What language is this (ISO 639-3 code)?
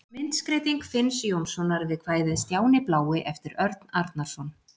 isl